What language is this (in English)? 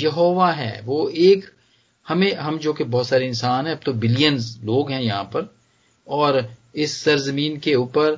Hindi